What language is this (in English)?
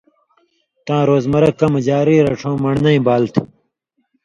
Indus Kohistani